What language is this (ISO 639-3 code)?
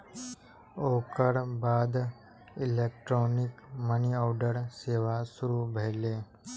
mai